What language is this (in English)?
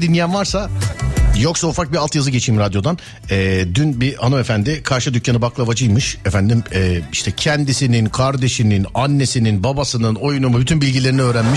Turkish